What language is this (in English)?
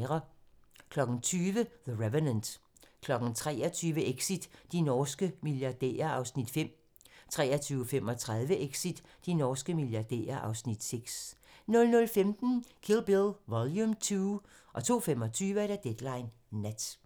Danish